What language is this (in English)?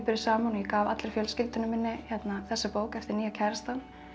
Icelandic